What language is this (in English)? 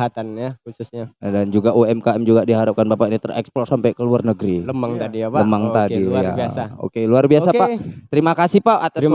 Indonesian